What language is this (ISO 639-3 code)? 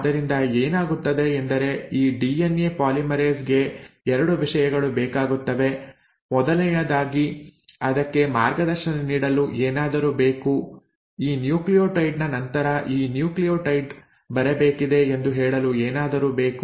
kan